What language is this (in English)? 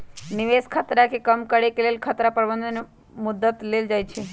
Magahi